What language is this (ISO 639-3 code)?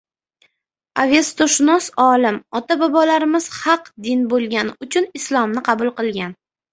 uzb